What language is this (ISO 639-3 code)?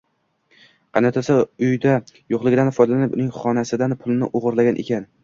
uzb